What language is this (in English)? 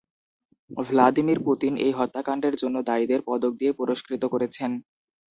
Bangla